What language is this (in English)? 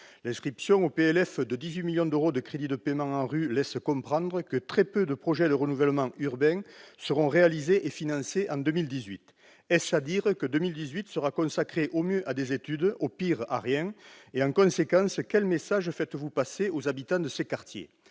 French